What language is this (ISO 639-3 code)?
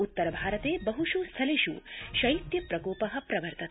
san